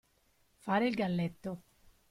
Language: Italian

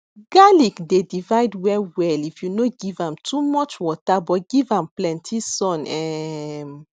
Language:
Nigerian Pidgin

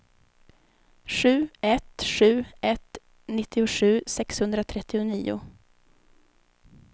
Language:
Swedish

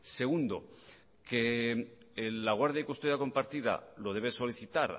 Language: Spanish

